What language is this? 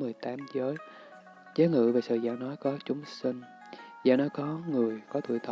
Vietnamese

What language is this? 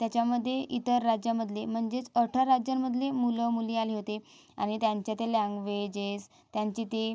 Marathi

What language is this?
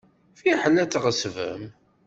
Kabyle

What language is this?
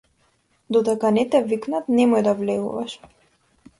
Macedonian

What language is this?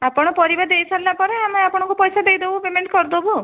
Odia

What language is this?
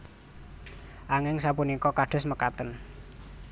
Javanese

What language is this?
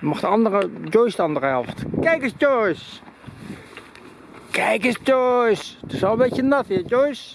Dutch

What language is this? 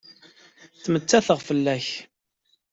Kabyle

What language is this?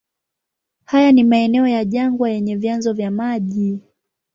Swahili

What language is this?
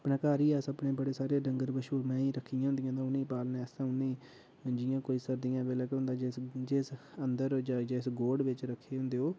Dogri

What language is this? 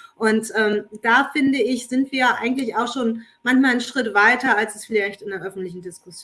German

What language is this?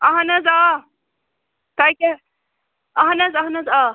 Kashmiri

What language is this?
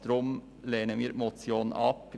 Swiss German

